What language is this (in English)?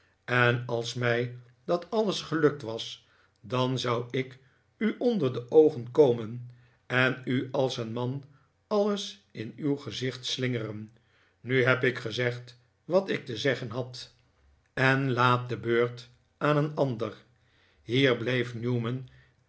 Dutch